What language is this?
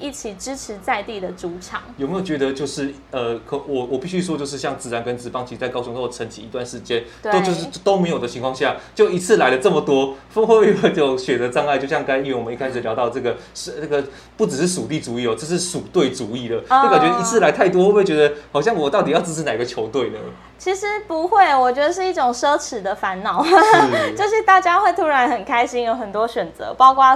Chinese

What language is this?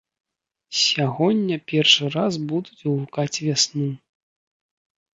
Belarusian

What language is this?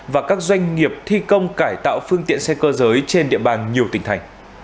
Vietnamese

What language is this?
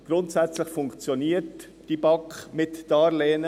Swiss German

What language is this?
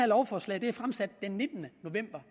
Danish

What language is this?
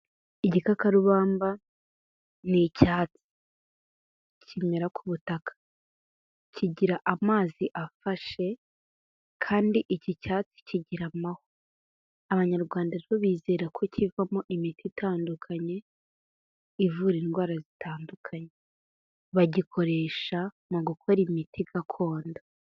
Kinyarwanda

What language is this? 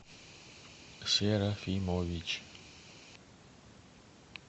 Russian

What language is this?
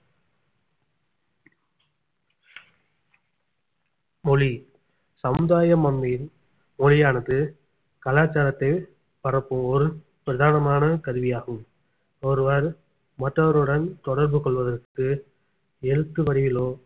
Tamil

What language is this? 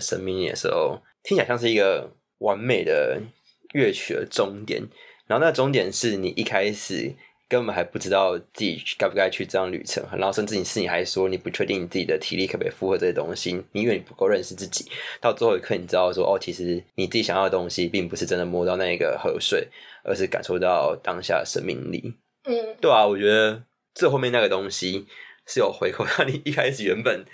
Chinese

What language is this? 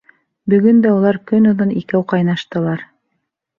Bashkir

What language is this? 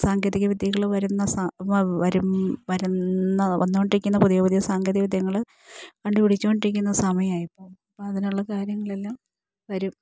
Malayalam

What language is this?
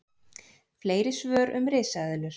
Icelandic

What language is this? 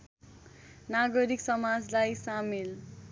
Nepali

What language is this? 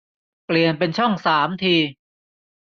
Thai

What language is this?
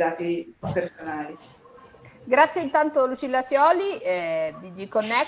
Italian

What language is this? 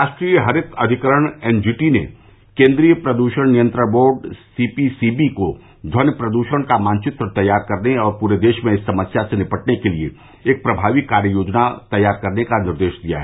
Hindi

